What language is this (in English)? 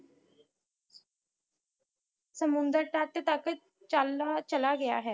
Punjabi